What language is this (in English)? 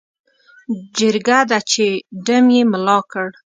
Pashto